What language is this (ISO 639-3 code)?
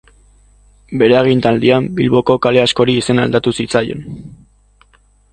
eus